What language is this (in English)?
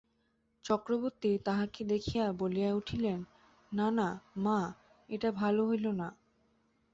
Bangla